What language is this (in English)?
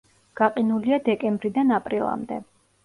Georgian